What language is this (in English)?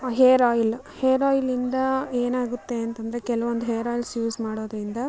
Kannada